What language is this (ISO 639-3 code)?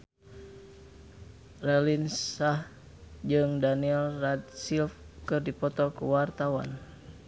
sun